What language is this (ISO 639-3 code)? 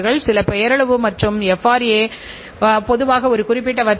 tam